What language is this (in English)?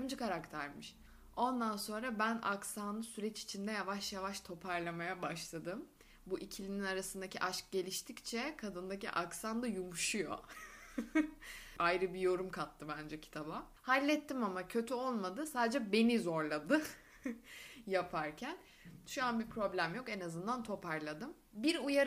Turkish